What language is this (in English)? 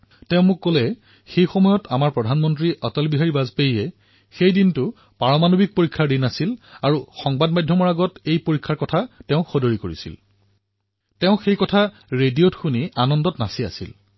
Assamese